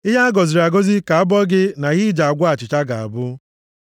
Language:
Igbo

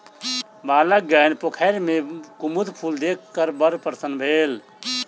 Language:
Maithili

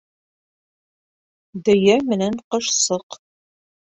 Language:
Bashkir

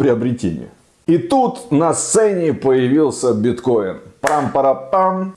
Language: Russian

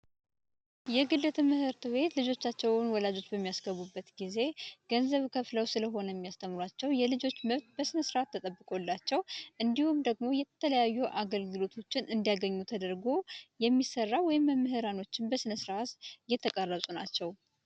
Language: Amharic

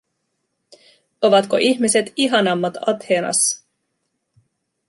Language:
Finnish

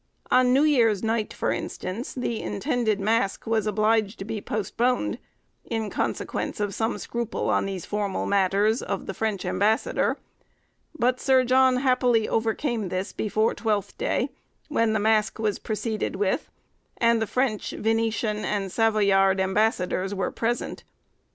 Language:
English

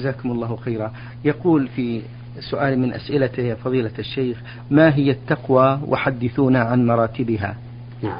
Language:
Arabic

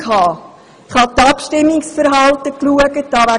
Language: Swiss German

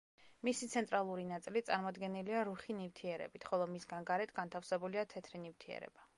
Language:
Georgian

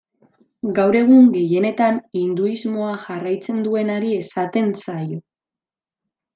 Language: Basque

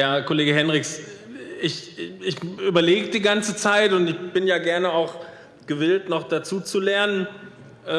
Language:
German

